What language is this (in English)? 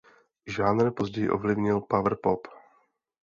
Czech